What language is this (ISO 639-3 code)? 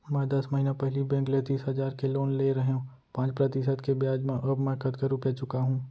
hne